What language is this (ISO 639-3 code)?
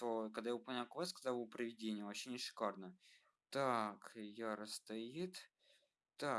rus